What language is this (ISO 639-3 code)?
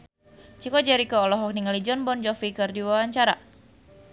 sun